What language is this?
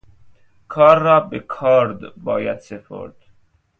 Persian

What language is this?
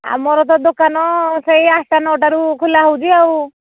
Odia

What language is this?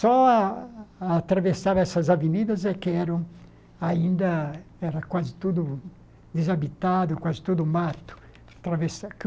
Portuguese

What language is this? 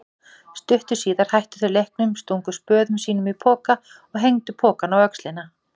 Icelandic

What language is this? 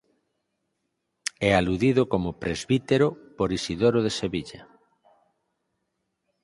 Galician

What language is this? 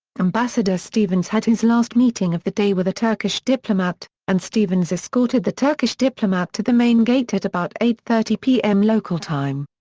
English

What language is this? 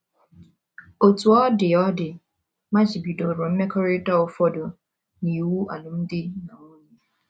Igbo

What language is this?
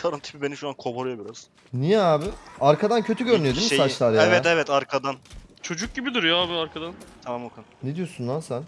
Turkish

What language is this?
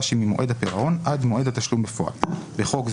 Hebrew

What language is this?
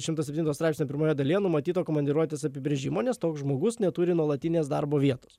Lithuanian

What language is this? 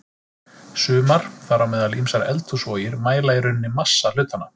Icelandic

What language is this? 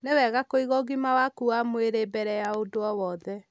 Kikuyu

